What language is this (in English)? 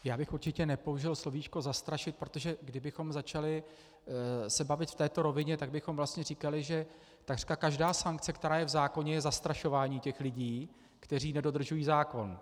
Czech